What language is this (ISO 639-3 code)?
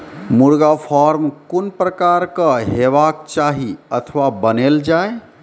mai